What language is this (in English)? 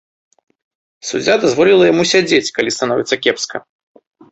Belarusian